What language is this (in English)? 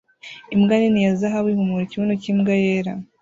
Kinyarwanda